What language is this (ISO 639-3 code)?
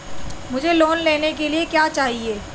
hin